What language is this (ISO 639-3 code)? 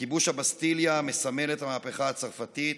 heb